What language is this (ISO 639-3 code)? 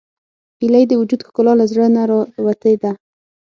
pus